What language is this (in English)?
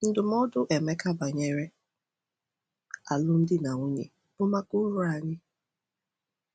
Igbo